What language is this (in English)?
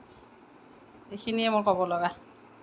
Assamese